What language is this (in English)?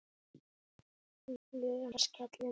Icelandic